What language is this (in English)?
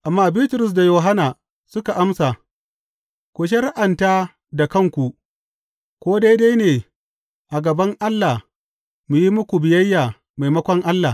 Hausa